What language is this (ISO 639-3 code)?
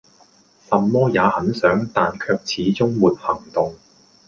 yue